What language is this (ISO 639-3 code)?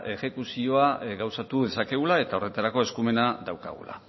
eus